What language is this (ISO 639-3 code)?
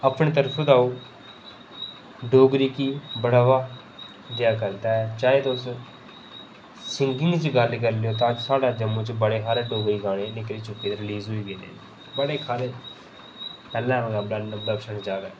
doi